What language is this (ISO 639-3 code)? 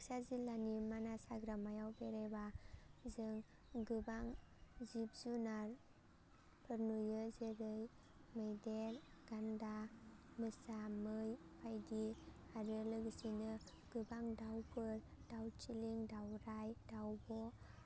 brx